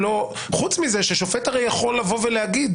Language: Hebrew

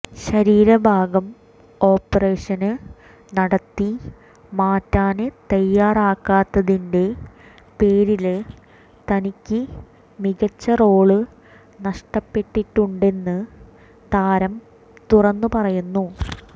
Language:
Malayalam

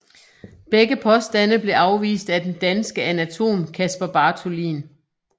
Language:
Danish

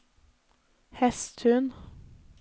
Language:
Norwegian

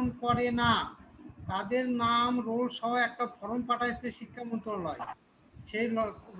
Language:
Turkish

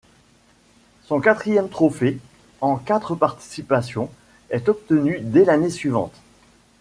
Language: French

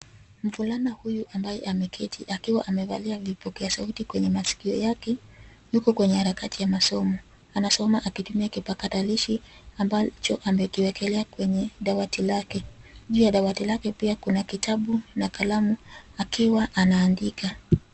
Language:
Swahili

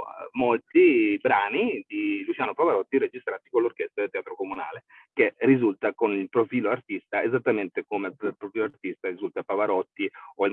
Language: Italian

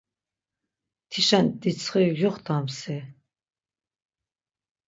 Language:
Laz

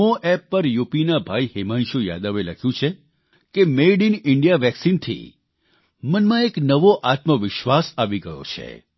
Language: Gujarati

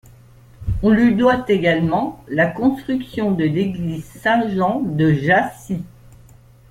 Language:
French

